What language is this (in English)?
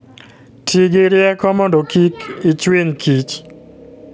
Luo (Kenya and Tanzania)